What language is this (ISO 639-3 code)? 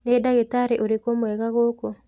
kik